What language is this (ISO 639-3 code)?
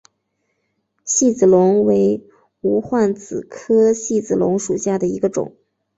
zho